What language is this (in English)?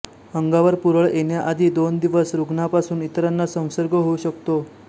Marathi